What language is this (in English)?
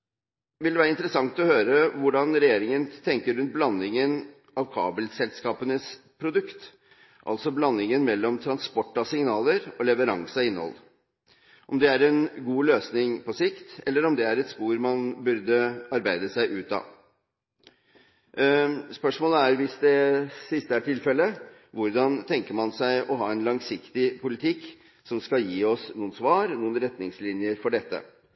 Norwegian Bokmål